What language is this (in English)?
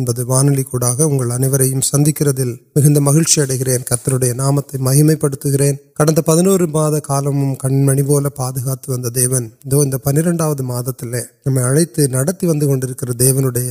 Urdu